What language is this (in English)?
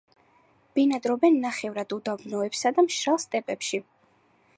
Georgian